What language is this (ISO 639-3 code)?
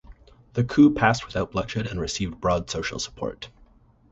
eng